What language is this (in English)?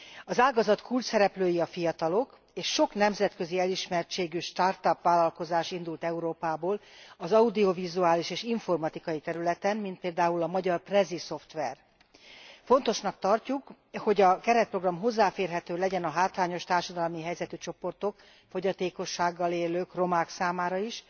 Hungarian